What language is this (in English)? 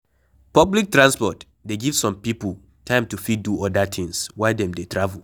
Nigerian Pidgin